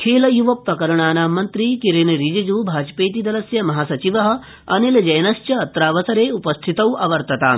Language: Sanskrit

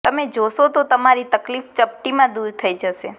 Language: Gujarati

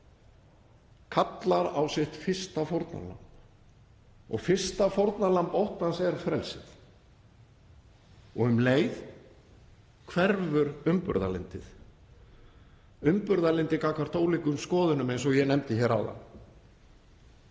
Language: Icelandic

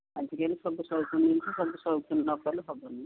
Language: Odia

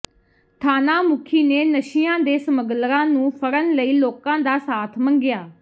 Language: Punjabi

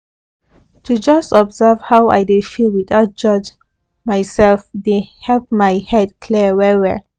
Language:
Nigerian Pidgin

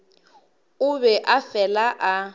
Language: Northern Sotho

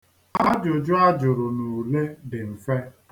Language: Igbo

